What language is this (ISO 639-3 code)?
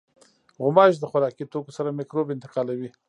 pus